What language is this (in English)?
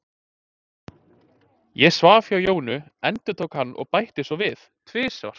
Icelandic